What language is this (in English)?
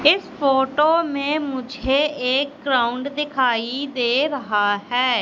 Hindi